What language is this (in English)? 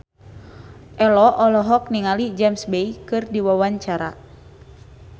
Sundanese